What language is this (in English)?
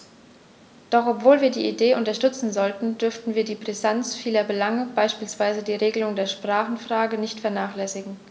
German